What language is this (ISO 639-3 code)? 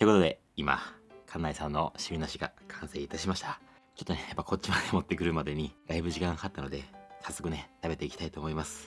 jpn